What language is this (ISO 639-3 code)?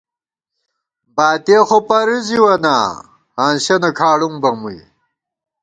gwt